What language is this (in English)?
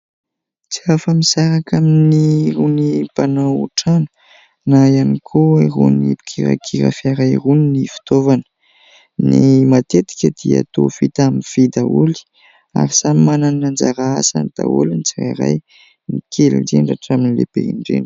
Malagasy